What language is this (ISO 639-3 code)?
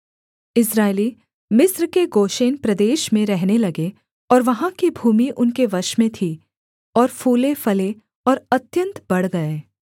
hin